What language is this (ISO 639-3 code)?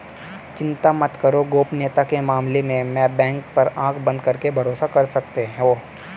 hin